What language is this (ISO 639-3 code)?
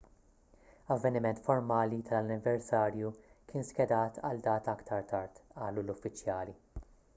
mlt